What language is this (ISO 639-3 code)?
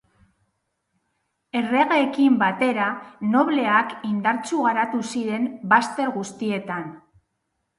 eus